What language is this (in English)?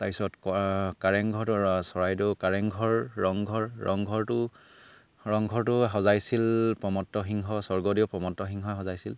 Assamese